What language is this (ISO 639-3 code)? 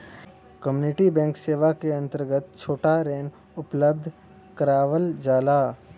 bho